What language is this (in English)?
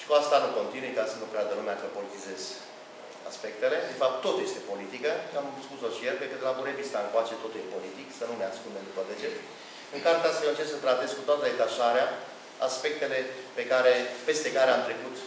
Romanian